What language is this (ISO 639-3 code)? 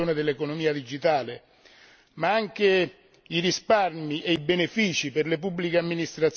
ita